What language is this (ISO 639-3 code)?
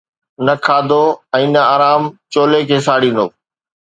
snd